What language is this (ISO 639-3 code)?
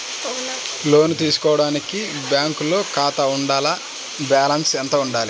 tel